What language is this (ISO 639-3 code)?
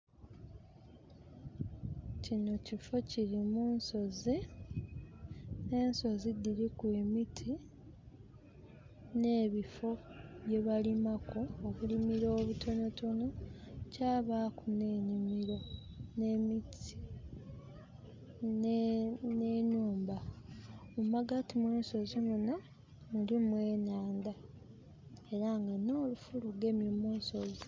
xog